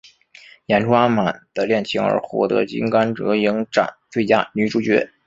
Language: Chinese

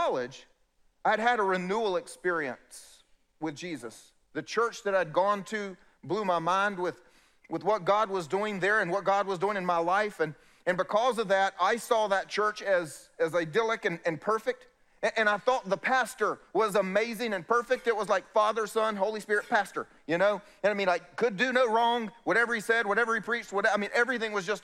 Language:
English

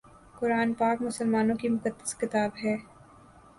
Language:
Urdu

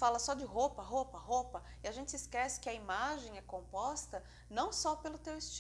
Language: Portuguese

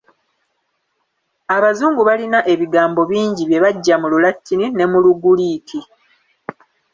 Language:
Ganda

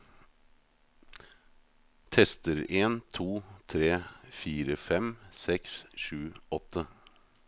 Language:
Norwegian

